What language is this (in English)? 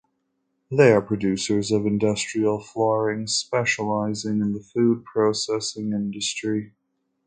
English